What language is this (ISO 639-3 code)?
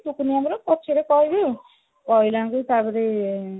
ori